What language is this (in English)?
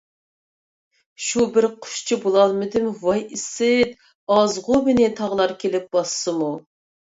Uyghur